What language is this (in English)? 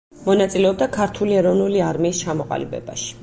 Georgian